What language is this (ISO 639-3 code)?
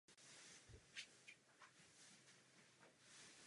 ces